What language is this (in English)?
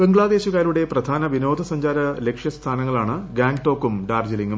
Malayalam